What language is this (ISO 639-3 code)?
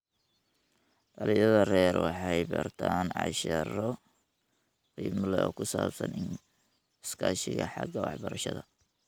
som